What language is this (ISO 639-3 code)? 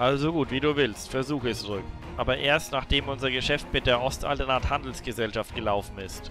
deu